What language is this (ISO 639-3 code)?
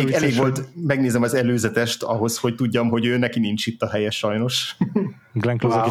hun